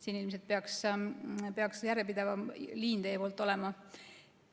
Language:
Estonian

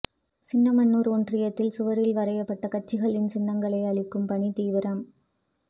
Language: Tamil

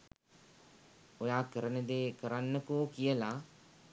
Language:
Sinhala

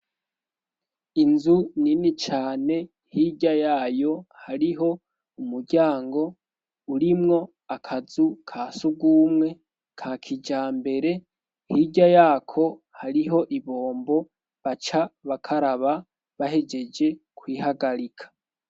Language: Rundi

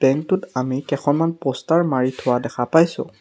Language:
Assamese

